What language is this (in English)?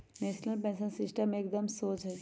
Magahi